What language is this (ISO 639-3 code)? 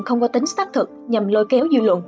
vie